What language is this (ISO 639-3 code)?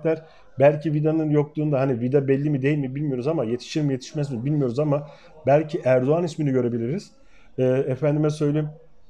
tur